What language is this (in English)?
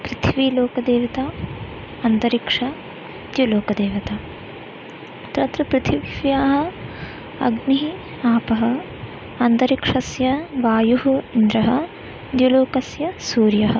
Sanskrit